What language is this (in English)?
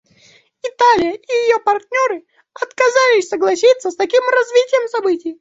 Russian